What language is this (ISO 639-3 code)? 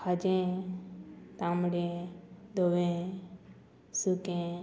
kok